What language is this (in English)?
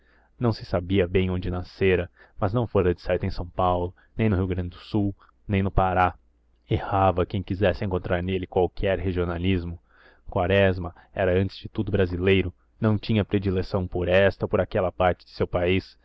Portuguese